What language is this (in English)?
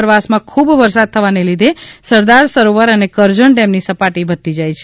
Gujarati